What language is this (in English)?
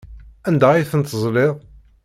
Kabyle